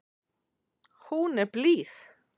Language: Icelandic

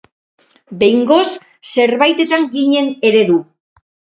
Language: Basque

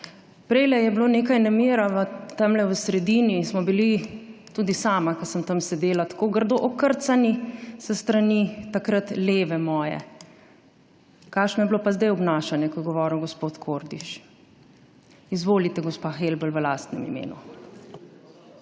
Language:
Slovenian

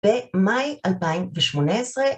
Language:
Hebrew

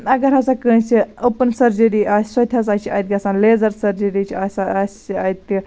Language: Kashmiri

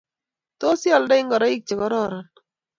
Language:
Kalenjin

